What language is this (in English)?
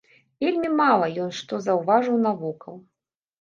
Belarusian